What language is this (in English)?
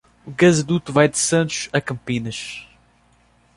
Portuguese